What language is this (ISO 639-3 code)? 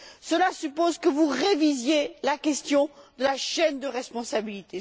fra